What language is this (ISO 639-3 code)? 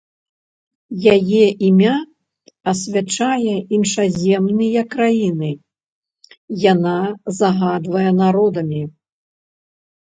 bel